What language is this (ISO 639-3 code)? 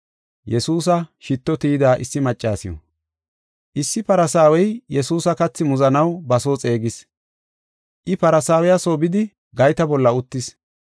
gof